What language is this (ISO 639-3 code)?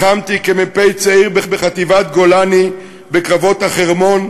heb